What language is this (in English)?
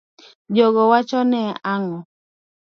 Luo (Kenya and Tanzania)